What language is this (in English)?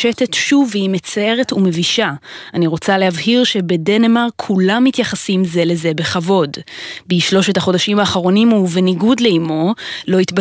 Hebrew